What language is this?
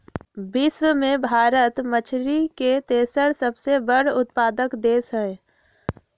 Magahi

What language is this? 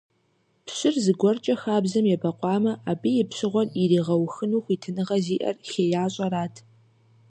Kabardian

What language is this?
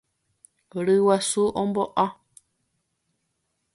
Guarani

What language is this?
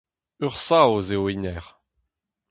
Breton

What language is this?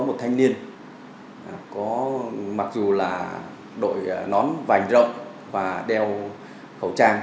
Vietnamese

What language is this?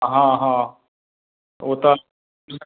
Maithili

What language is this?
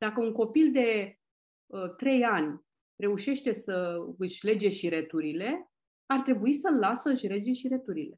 Romanian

